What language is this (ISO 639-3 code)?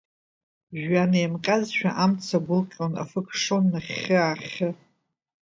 abk